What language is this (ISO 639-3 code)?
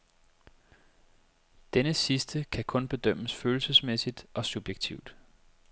dan